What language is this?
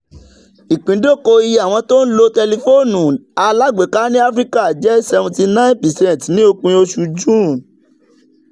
Yoruba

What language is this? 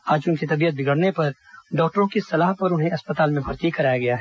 Hindi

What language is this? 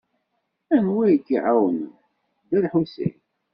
Kabyle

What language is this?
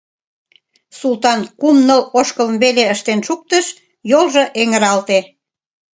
Mari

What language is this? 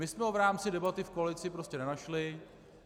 Czech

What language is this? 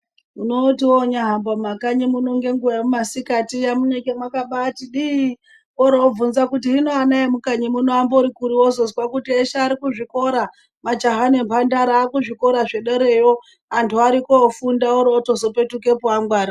Ndau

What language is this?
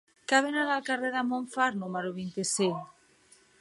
Catalan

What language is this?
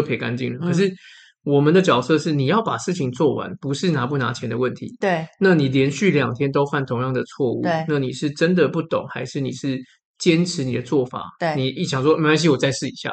Chinese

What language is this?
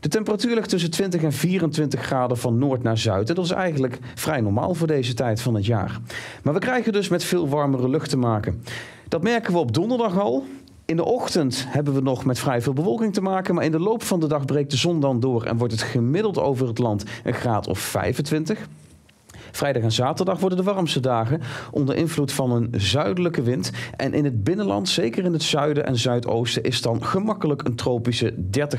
Dutch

